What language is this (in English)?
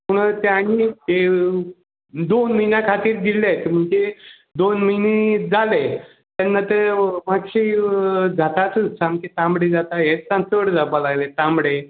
Konkani